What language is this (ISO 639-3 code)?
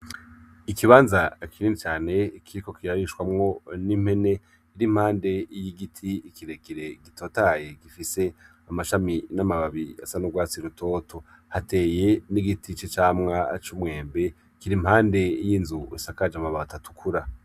run